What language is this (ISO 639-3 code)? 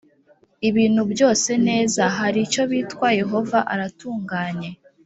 kin